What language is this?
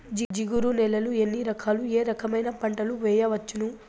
Telugu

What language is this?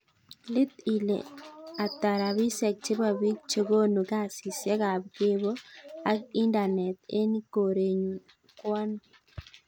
Kalenjin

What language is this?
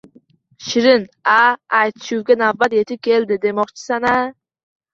Uzbek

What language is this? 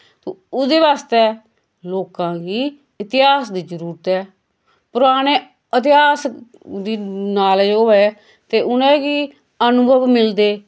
Dogri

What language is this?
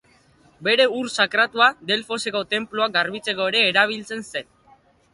Basque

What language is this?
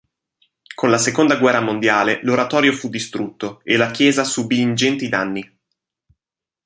Italian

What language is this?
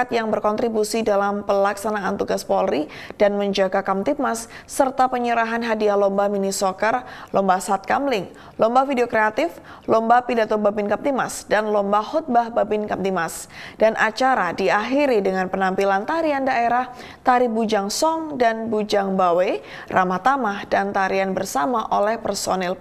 Indonesian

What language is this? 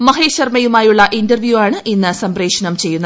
Malayalam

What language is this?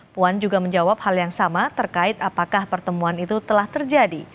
Indonesian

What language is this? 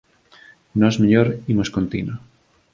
Galician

